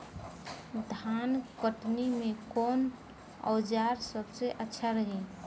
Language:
Bhojpuri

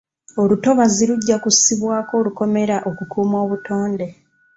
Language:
Ganda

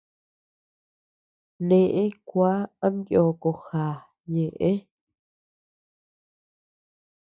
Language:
Tepeuxila Cuicatec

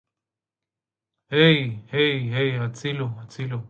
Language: Hebrew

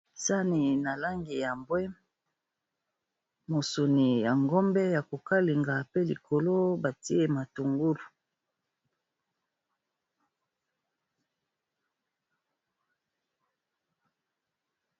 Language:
Lingala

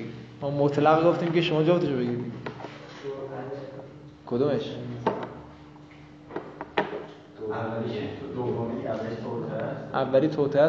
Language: Persian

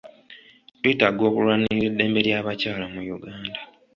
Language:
Ganda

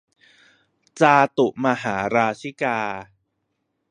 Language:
Thai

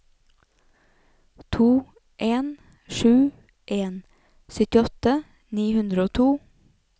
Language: Norwegian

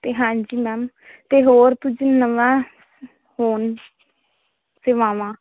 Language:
Punjabi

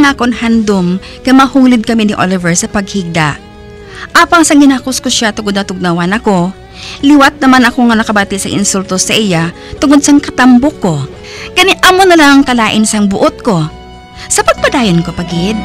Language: Filipino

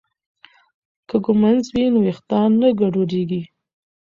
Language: Pashto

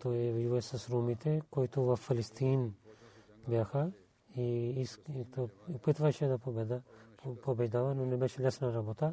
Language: Bulgarian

